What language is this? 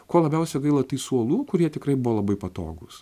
Lithuanian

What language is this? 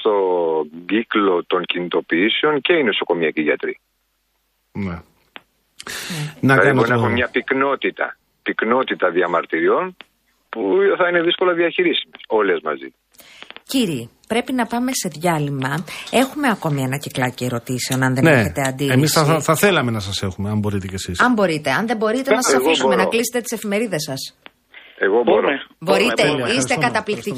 Greek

